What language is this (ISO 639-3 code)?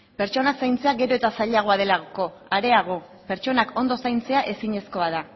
eus